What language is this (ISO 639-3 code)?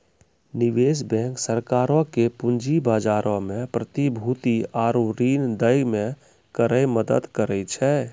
mai